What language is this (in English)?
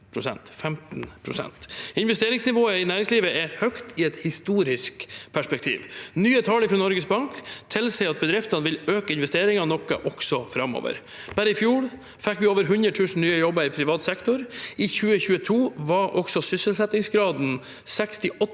Norwegian